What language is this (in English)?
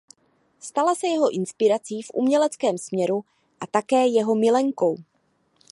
Czech